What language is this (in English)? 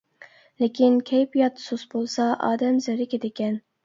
Uyghur